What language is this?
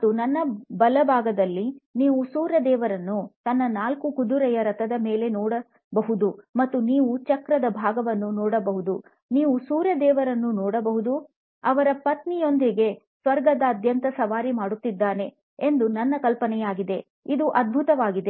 Kannada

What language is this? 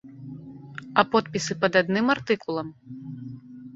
Belarusian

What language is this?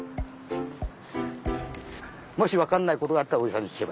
Japanese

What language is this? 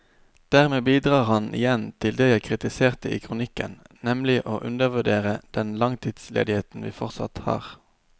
Norwegian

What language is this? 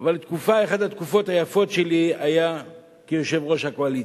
Hebrew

